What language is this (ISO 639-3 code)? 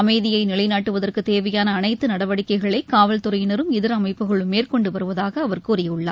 tam